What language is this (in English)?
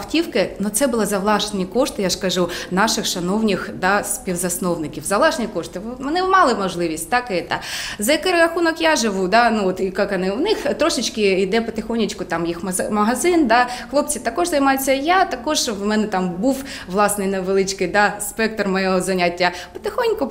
Ukrainian